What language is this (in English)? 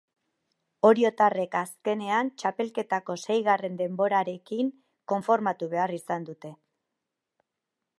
Basque